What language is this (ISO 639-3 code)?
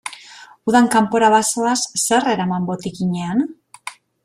eus